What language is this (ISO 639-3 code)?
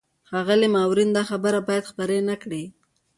pus